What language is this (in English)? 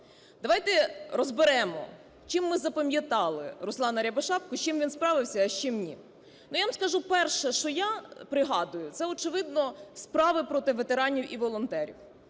Ukrainian